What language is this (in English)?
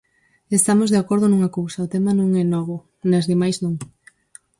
Galician